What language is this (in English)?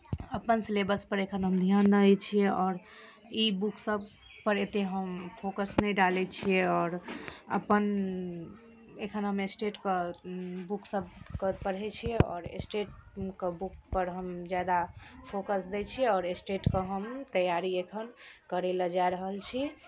Maithili